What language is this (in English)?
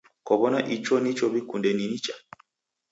Taita